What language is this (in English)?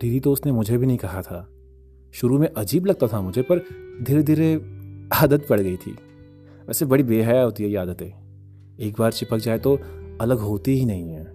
Hindi